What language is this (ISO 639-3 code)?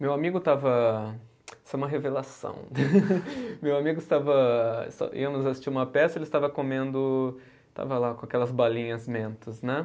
por